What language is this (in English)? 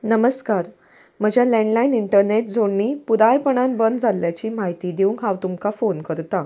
Konkani